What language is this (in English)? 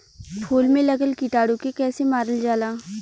Bhojpuri